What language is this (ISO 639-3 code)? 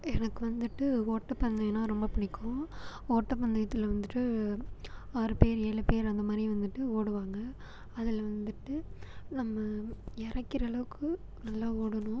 tam